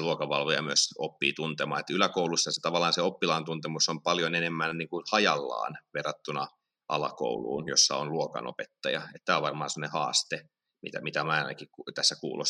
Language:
Finnish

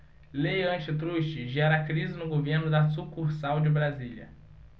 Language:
Portuguese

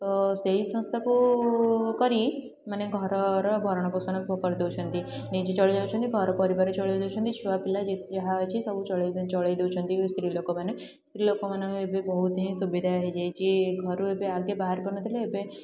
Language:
Odia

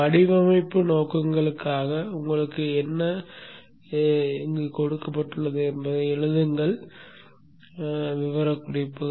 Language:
Tamil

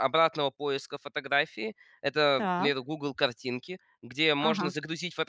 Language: Russian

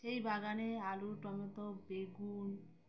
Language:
Bangla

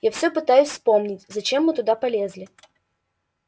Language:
Russian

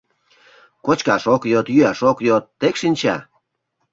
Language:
Mari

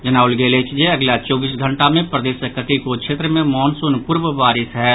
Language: Maithili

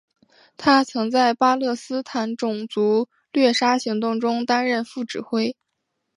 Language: Chinese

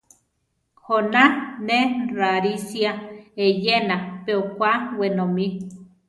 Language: Central Tarahumara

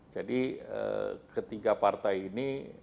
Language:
Indonesian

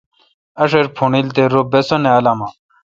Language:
Kalkoti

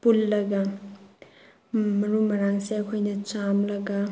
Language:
Manipuri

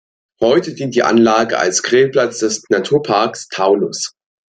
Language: German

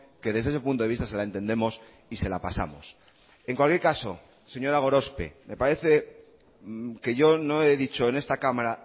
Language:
Spanish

